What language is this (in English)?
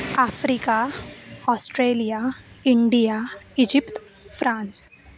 Sanskrit